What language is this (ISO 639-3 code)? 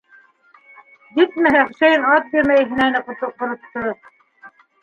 bak